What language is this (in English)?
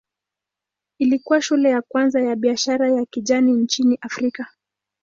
Swahili